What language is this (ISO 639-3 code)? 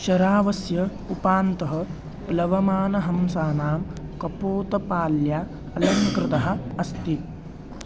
san